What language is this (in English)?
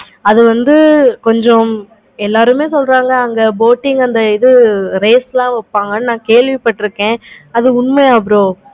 Tamil